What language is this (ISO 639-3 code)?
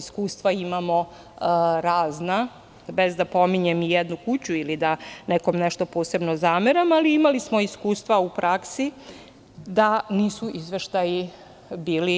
srp